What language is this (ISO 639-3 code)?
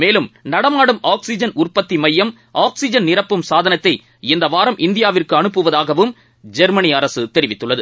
tam